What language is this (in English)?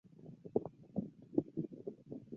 Chinese